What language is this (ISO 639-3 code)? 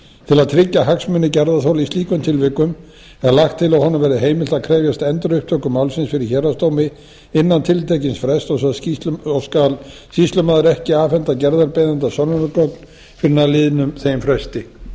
isl